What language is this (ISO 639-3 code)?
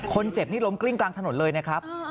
tha